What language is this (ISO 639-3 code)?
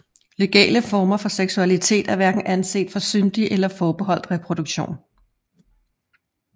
dan